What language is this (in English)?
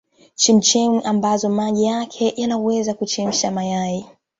Swahili